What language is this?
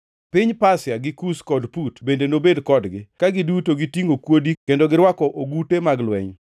Luo (Kenya and Tanzania)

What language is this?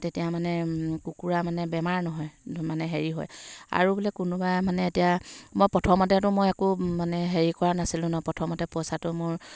Assamese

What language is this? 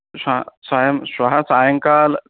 Sanskrit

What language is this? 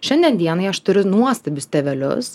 Lithuanian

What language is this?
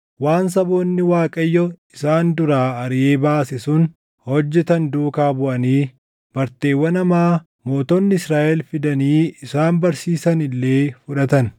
Oromo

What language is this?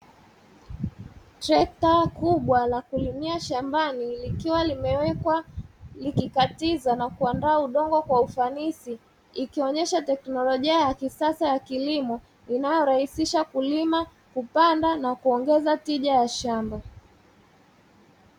Swahili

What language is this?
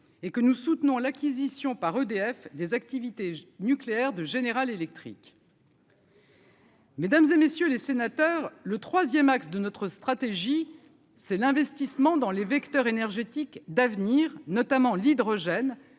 French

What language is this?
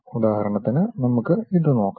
Malayalam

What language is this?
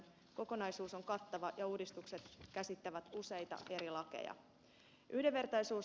Finnish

